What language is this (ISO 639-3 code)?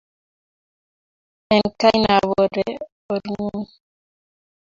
kln